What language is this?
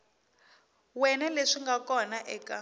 Tsonga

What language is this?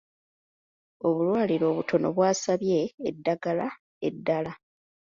Ganda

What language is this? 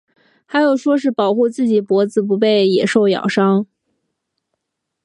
Chinese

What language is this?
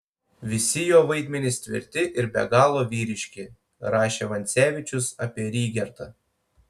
Lithuanian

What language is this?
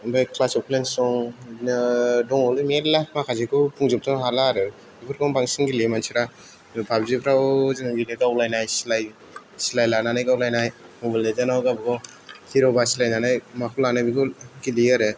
Bodo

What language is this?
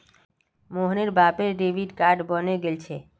Magahi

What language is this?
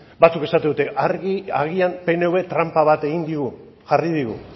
Basque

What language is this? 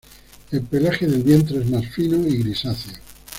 Spanish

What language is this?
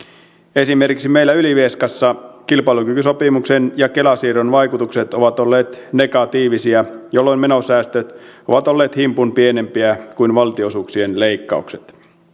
Finnish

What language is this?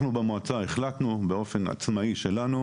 Hebrew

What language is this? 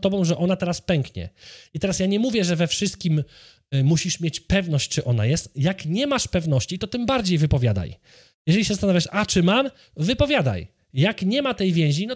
Polish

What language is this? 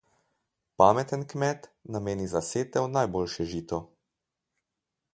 Slovenian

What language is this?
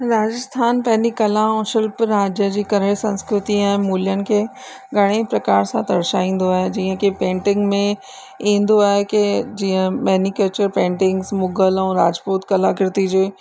Sindhi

